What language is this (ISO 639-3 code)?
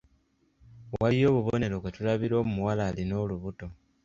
lug